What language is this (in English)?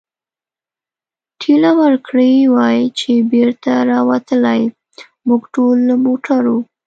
Pashto